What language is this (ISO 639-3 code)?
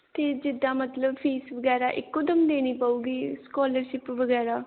pan